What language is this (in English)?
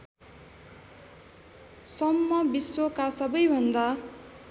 Nepali